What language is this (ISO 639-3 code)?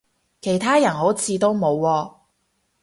yue